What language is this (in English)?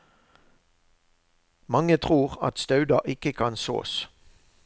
Norwegian